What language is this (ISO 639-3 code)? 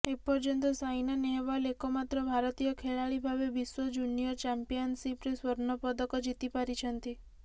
ori